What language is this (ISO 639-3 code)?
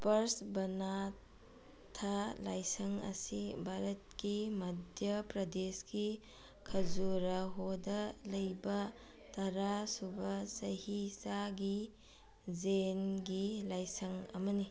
mni